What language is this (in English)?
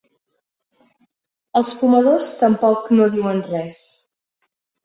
Catalan